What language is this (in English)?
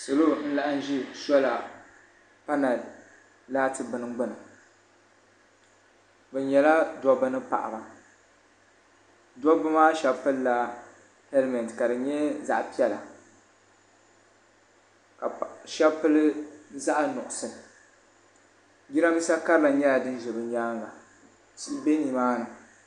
Dagbani